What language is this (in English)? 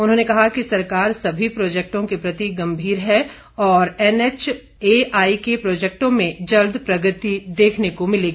Hindi